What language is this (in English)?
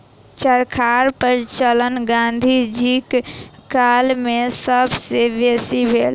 Maithili